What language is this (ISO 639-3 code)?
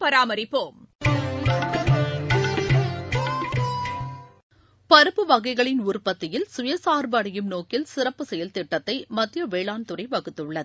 tam